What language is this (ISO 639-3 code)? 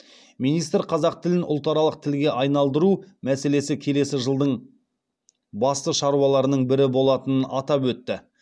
kaz